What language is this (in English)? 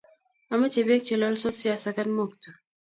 Kalenjin